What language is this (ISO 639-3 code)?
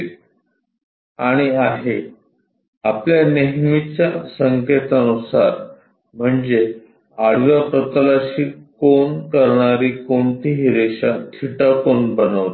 mar